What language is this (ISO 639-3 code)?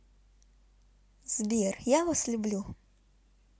rus